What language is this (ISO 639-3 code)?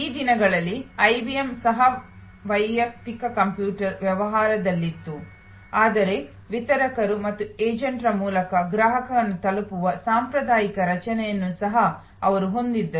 kan